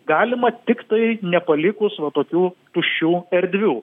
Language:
Lithuanian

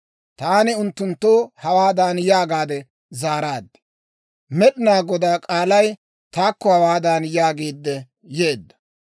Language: Dawro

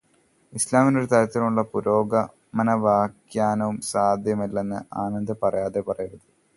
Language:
Malayalam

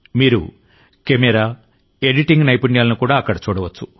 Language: Telugu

